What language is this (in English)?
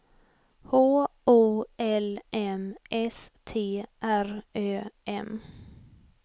Swedish